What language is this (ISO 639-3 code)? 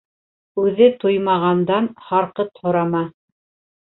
bak